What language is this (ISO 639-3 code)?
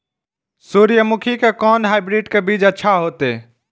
mai